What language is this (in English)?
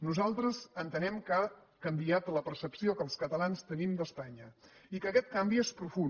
Catalan